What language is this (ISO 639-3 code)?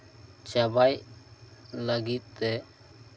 sat